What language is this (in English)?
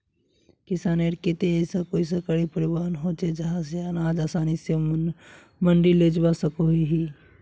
Magahi